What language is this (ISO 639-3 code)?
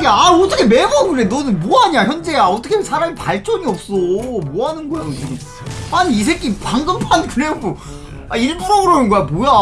kor